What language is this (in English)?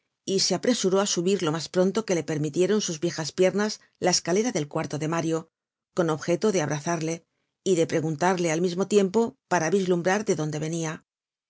Spanish